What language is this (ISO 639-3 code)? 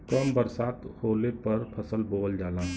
bho